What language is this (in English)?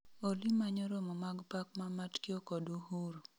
Luo (Kenya and Tanzania)